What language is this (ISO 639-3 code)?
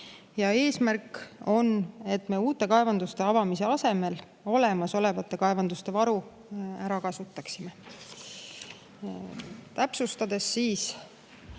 est